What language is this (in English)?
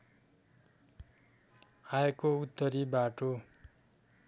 Nepali